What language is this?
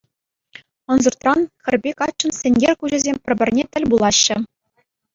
Chuvash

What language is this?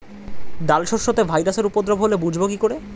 Bangla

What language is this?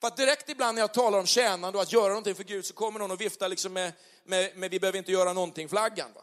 Swedish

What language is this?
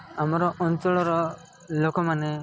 Odia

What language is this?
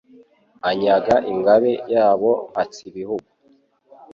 Kinyarwanda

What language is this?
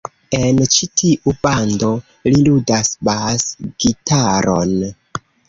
Esperanto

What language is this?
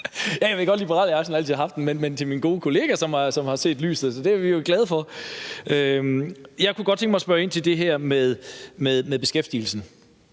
Danish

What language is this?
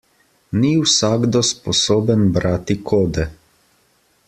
Slovenian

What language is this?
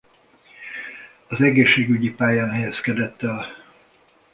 Hungarian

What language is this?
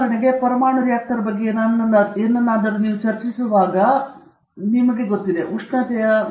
Kannada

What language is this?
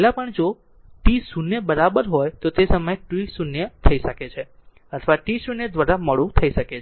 Gujarati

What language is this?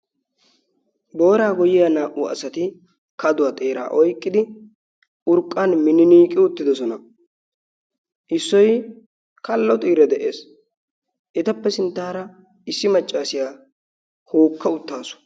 Wolaytta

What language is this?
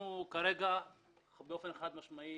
Hebrew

